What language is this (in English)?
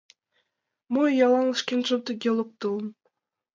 Mari